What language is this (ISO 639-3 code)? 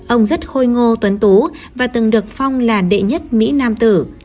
vie